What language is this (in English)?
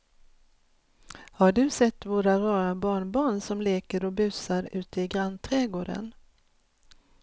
Swedish